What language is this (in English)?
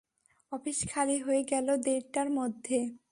Bangla